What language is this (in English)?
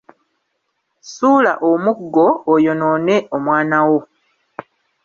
Ganda